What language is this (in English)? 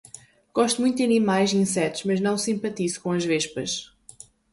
Portuguese